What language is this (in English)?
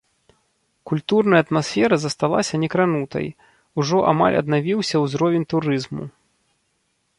Belarusian